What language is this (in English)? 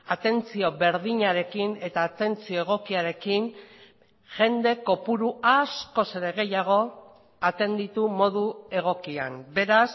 Basque